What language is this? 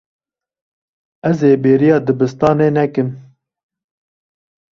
Kurdish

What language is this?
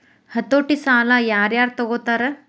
Kannada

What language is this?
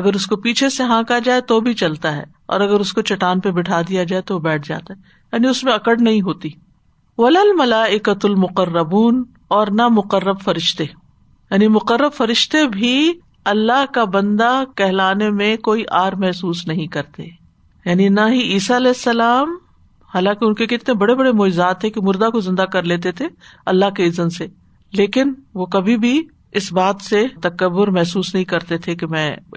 Urdu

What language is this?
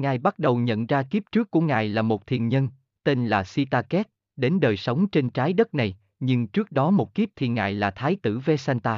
Vietnamese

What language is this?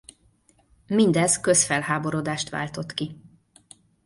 Hungarian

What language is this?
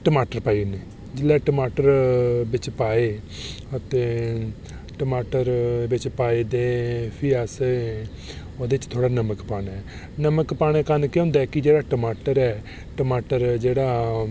Dogri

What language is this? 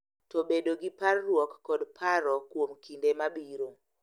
Luo (Kenya and Tanzania)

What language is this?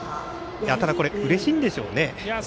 Japanese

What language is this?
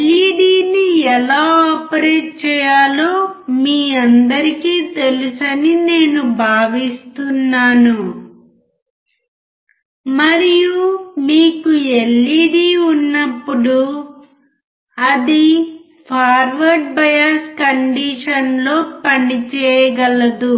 Telugu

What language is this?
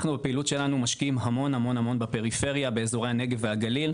Hebrew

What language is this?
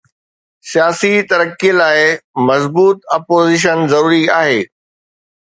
Sindhi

